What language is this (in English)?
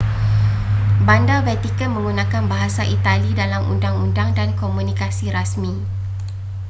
Malay